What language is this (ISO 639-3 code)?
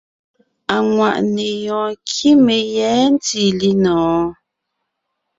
nnh